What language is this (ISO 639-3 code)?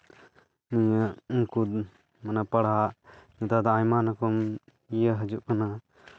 sat